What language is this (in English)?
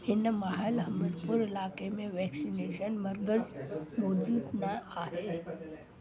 Sindhi